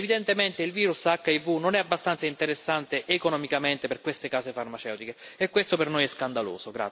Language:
Italian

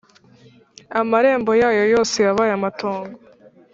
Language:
Kinyarwanda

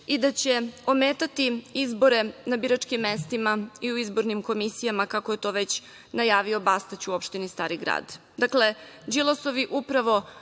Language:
Serbian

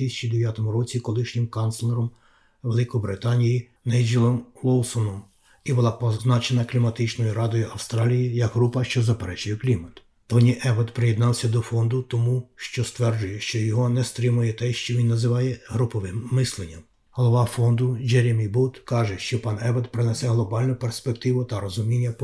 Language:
Ukrainian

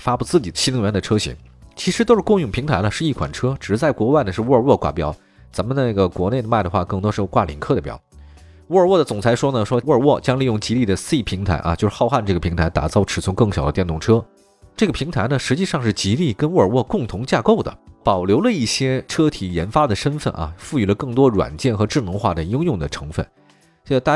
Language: Chinese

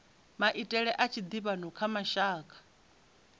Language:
Venda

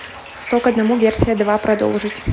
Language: Russian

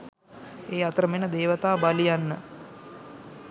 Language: Sinhala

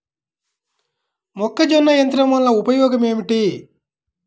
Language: Telugu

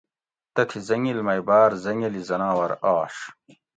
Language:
Gawri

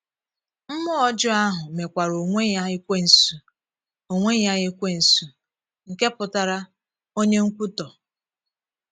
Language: Igbo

